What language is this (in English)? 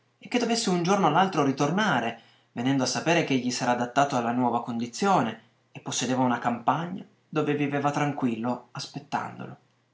Italian